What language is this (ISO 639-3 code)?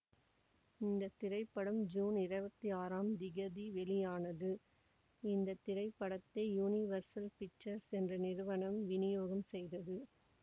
tam